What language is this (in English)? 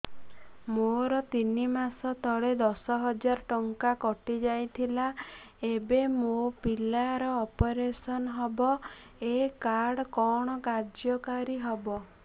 Odia